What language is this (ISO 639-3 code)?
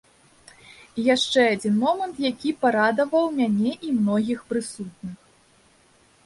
bel